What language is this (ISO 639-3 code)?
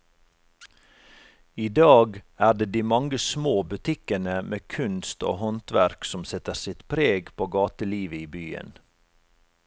nor